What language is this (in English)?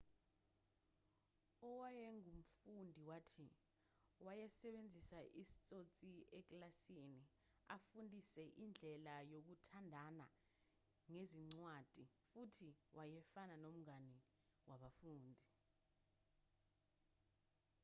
Zulu